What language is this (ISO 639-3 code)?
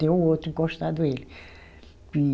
por